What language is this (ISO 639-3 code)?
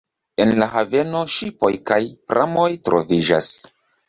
epo